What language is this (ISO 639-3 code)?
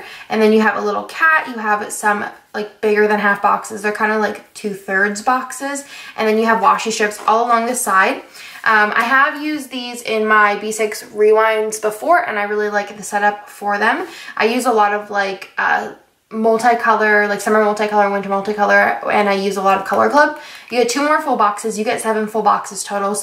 eng